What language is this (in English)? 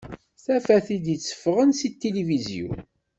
Kabyle